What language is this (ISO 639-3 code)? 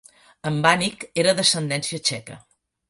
cat